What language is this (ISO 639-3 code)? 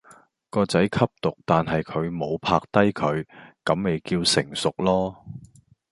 yue